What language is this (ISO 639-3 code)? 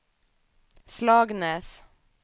swe